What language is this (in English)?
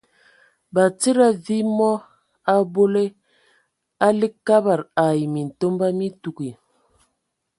Ewondo